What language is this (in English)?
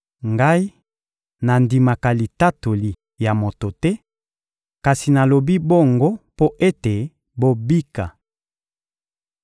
Lingala